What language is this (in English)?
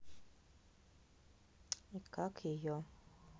Russian